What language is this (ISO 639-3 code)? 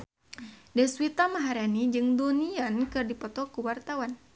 sun